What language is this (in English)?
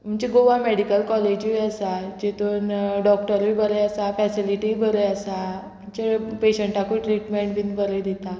Konkani